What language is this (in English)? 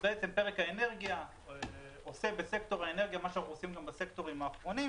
Hebrew